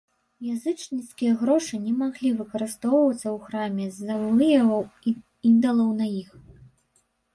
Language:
Belarusian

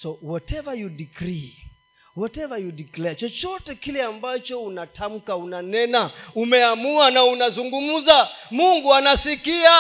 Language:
Swahili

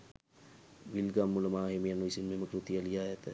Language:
Sinhala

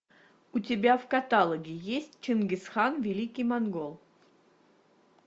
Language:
Russian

